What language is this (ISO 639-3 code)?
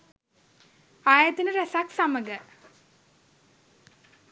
sin